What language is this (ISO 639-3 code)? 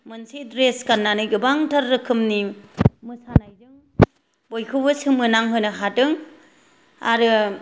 brx